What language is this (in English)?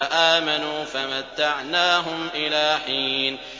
Arabic